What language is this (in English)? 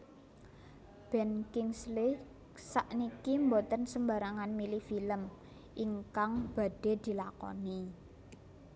Javanese